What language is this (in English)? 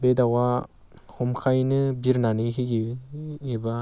Bodo